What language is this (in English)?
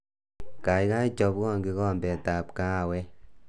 Kalenjin